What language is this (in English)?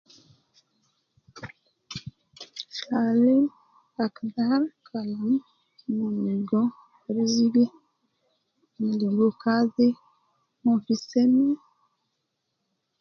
Nubi